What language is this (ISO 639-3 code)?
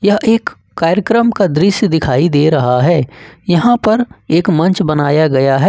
hin